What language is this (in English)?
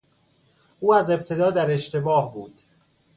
Persian